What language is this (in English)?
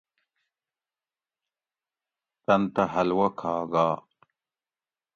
Gawri